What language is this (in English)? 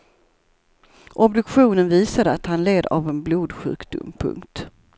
Swedish